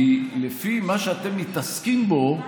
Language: Hebrew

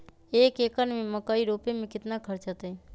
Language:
Magahi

